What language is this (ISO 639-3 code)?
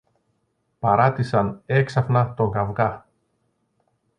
ell